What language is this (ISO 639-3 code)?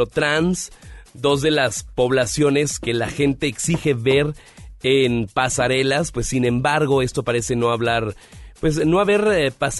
spa